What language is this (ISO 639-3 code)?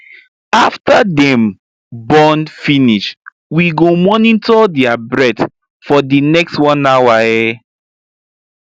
pcm